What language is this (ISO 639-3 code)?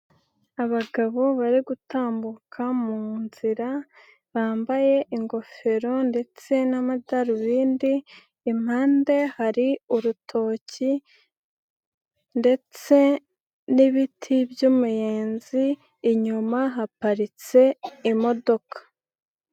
kin